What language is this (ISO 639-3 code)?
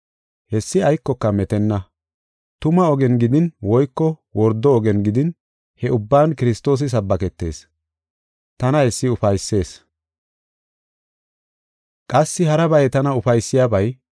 gof